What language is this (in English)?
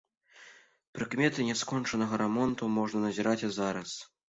Belarusian